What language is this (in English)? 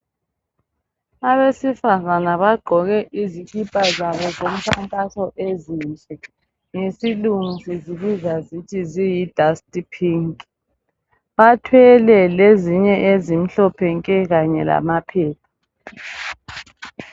North Ndebele